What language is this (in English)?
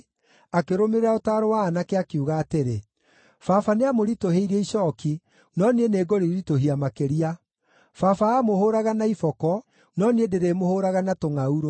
Kikuyu